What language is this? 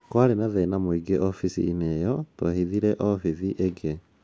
Kikuyu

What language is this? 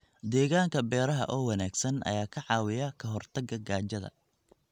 Somali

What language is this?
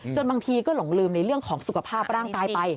Thai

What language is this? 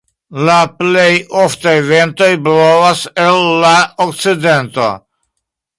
Esperanto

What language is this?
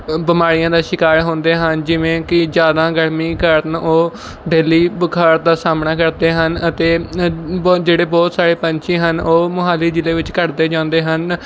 Punjabi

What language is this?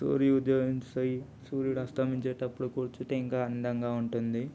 Telugu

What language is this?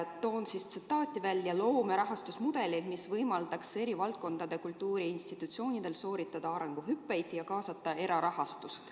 Estonian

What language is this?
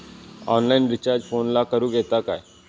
Marathi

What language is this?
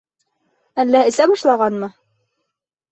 Bashkir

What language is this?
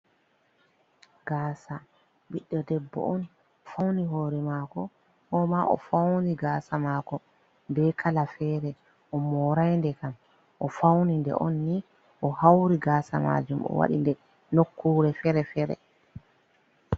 Fula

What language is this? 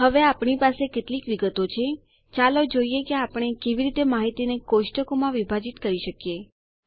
Gujarati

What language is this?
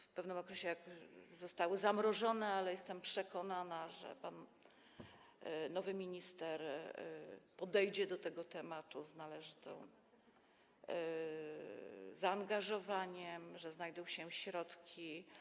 Polish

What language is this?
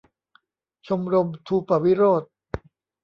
Thai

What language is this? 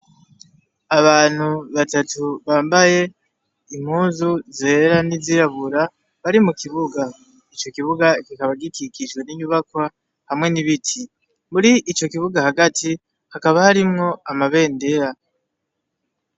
Rundi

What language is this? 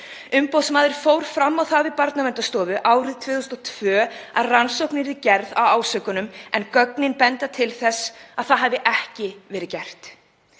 Icelandic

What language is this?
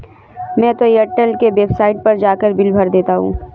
Hindi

